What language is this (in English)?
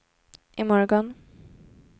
Swedish